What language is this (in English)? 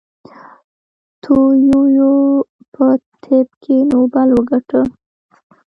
Pashto